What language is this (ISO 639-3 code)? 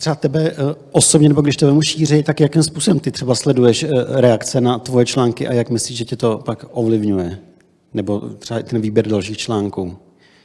ces